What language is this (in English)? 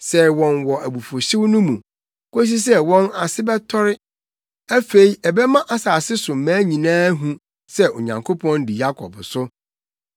Akan